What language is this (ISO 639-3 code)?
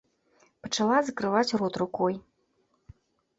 bel